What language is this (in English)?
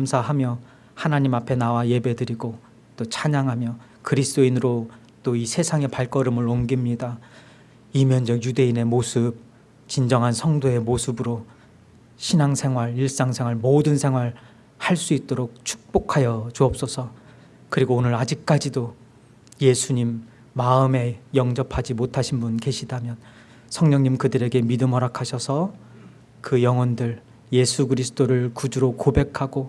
Korean